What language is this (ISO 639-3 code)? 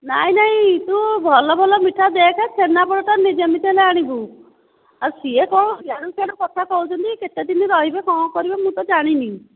ori